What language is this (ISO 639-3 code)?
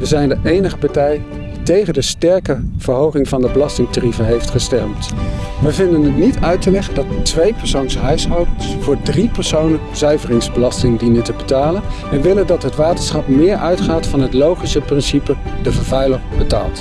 nld